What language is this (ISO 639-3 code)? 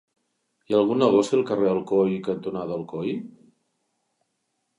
cat